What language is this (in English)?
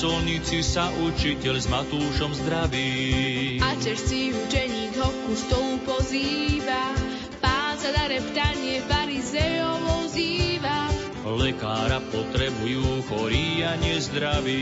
Slovak